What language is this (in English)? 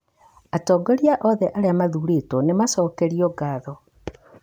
Kikuyu